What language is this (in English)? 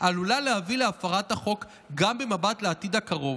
Hebrew